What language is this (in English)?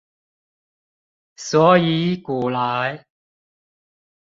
Chinese